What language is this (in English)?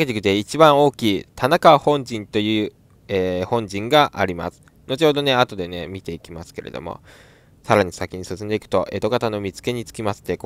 Japanese